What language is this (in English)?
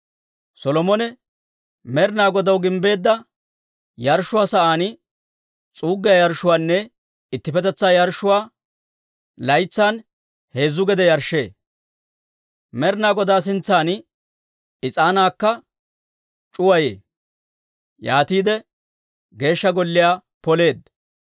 Dawro